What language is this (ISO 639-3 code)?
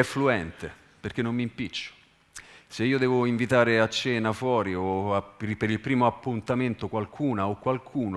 ita